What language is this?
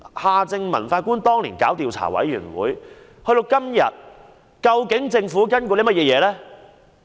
Cantonese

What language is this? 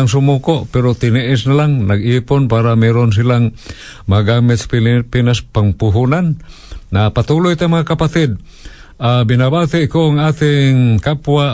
Filipino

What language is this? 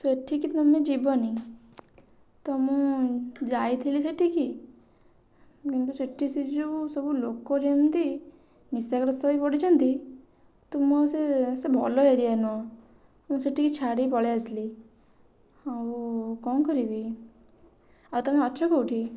Odia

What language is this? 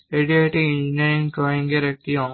Bangla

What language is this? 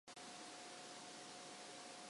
Japanese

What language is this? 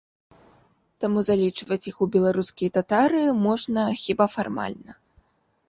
Belarusian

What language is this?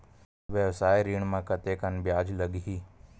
Chhattisgarhi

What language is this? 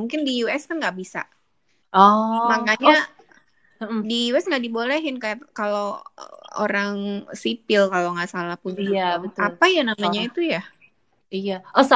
Indonesian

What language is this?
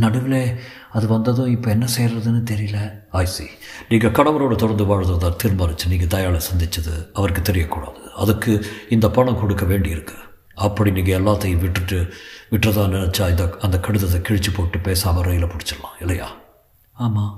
Tamil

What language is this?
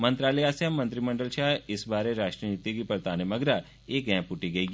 Dogri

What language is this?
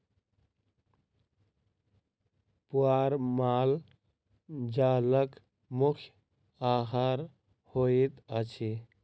Maithili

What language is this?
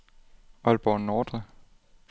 Danish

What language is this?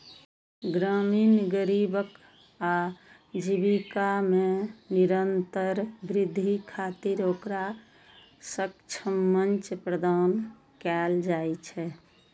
Maithili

